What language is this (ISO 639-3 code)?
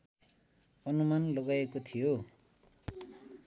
nep